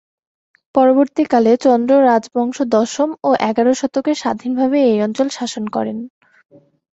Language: Bangla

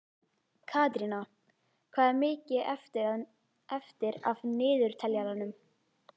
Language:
Icelandic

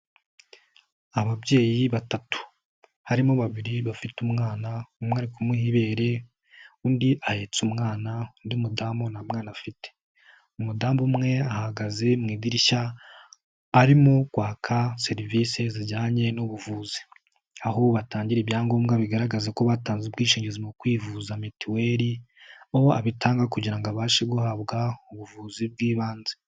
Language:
Kinyarwanda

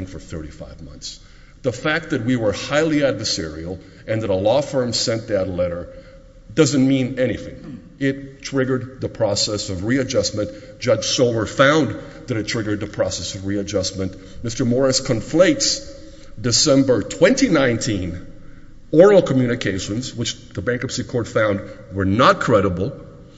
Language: English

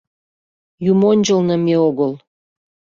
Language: Mari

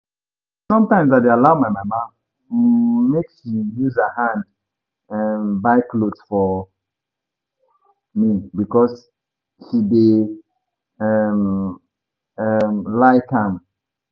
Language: Nigerian Pidgin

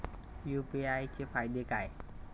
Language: Marathi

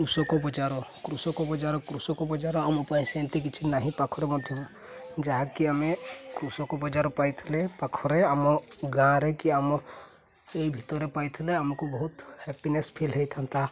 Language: Odia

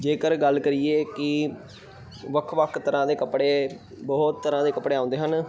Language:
Punjabi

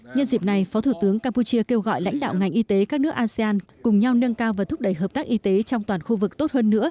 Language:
Vietnamese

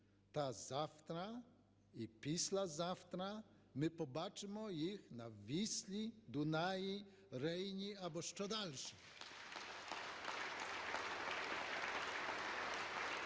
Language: Ukrainian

